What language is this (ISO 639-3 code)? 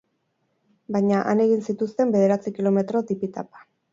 eus